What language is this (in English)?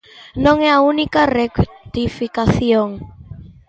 Galician